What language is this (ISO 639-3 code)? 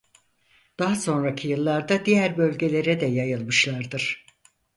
tur